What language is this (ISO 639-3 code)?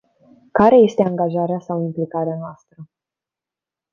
ron